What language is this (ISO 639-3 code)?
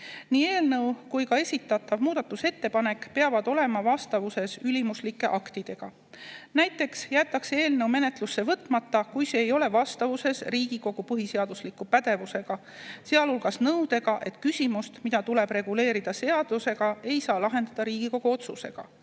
est